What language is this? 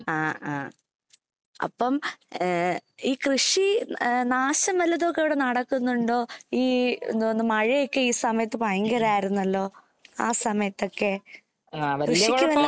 Malayalam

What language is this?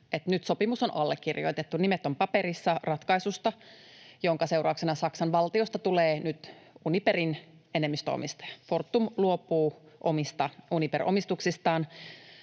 Finnish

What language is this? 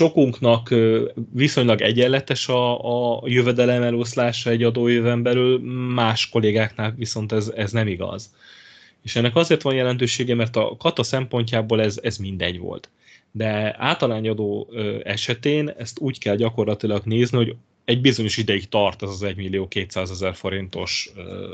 Hungarian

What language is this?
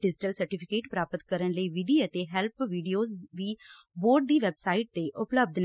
Punjabi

